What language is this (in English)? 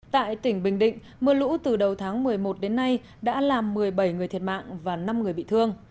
Vietnamese